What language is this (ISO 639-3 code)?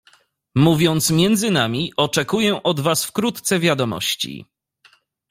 pol